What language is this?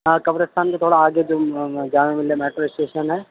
Urdu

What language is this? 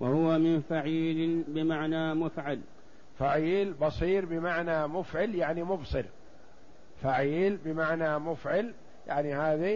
Arabic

